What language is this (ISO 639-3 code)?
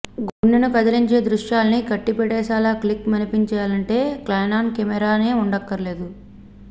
tel